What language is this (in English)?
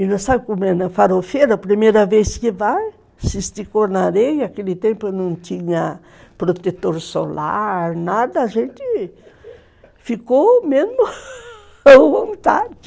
Portuguese